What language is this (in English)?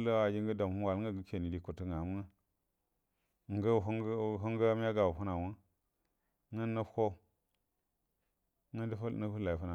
Buduma